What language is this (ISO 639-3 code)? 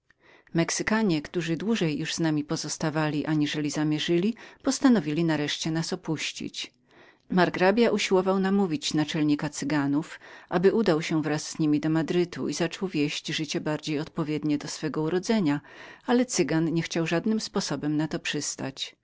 pol